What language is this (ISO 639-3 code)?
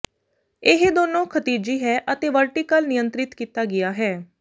pan